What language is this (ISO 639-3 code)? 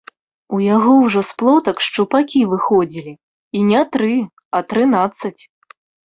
bel